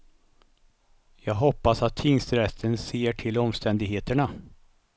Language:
Swedish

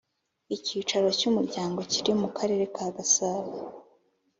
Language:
Kinyarwanda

